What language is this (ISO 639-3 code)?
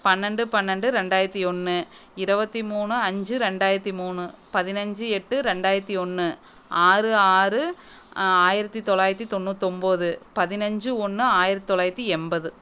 tam